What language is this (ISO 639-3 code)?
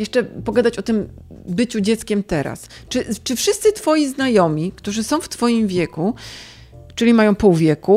pol